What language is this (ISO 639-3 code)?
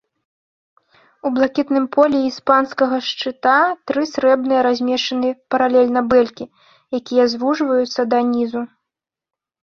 bel